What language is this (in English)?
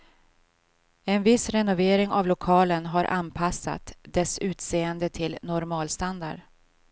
Swedish